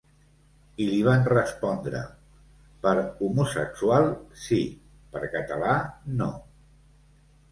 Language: Catalan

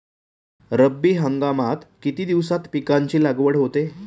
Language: Marathi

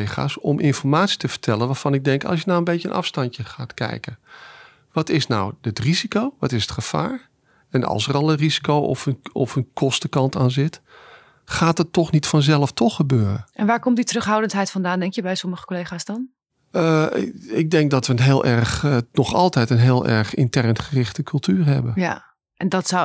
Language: Dutch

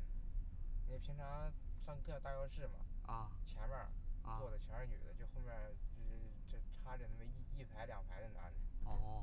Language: Chinese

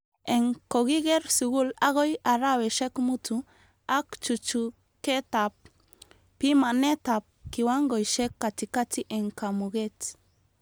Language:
Kalenjin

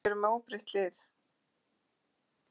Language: Icelandic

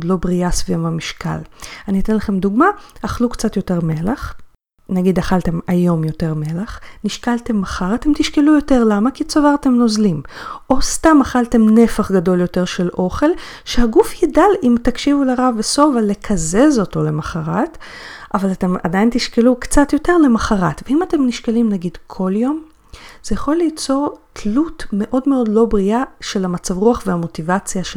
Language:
Hebrew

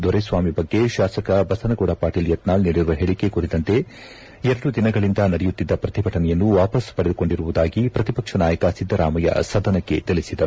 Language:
Kannada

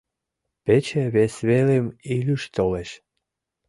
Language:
Mari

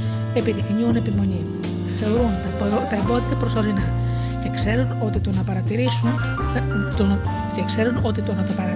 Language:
Greek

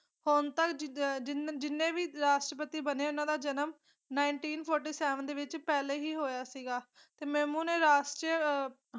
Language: Punjabi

